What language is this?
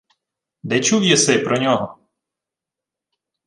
Ukrainian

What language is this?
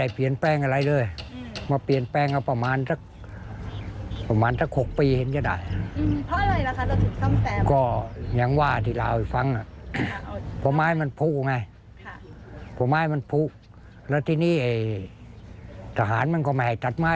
Thai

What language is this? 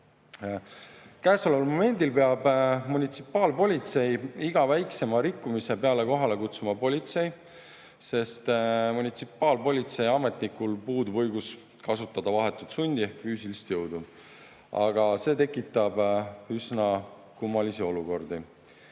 Estonian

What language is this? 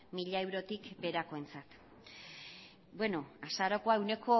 Basque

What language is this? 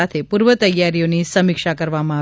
Gujarati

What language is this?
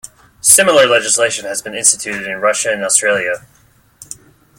English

